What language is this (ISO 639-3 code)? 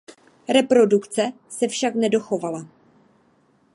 ces